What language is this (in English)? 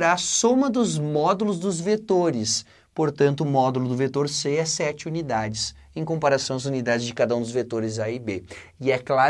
Portuguese